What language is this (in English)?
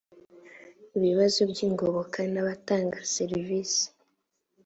Kinyarwanda